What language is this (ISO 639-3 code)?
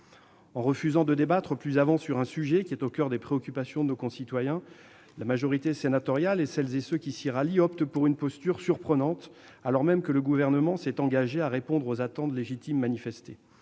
fra